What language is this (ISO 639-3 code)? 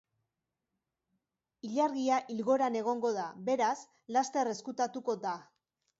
eus